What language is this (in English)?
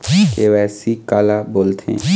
Chhattisgarhi